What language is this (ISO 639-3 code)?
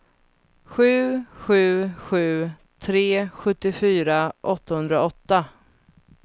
swe